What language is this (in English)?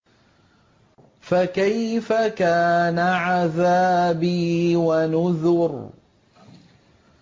Arabic